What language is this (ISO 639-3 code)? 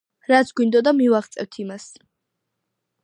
kat